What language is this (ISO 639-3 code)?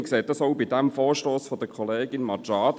gsw